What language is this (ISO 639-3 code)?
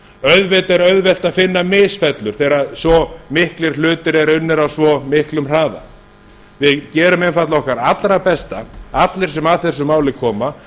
isl